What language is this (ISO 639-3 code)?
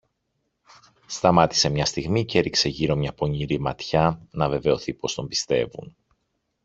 ell